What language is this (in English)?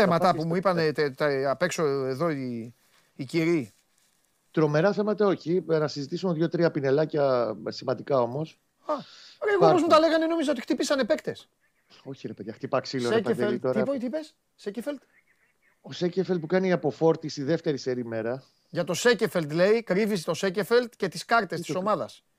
Greek